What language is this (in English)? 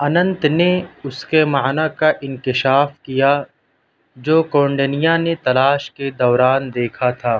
Urdu